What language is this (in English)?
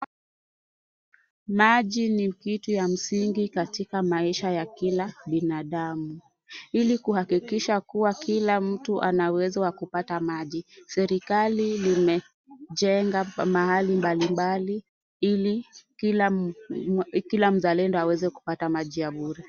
Swahili